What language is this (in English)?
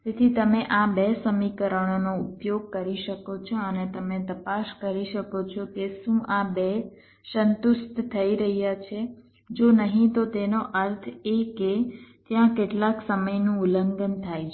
Gujarati